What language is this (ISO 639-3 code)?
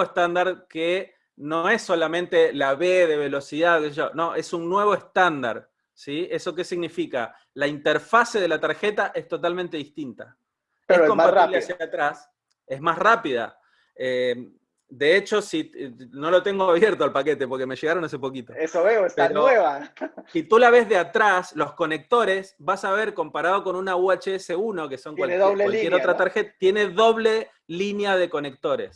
spa